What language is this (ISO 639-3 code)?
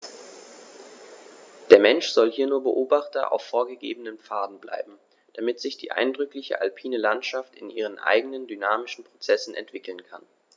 deu